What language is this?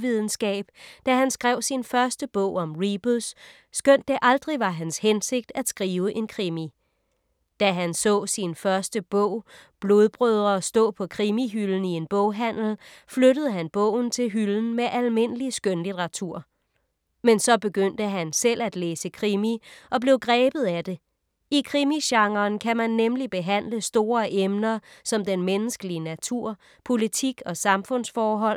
Danish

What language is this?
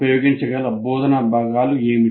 Telugu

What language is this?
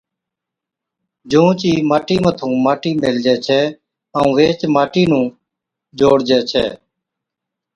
Od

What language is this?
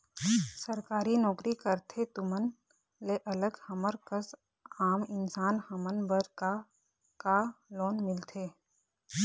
Chhattisgarhi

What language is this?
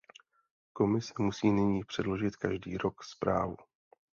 Czech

